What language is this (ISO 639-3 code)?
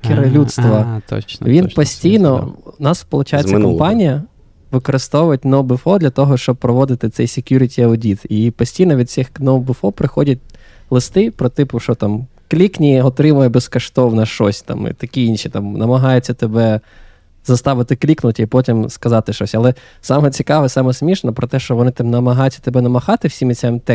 ukr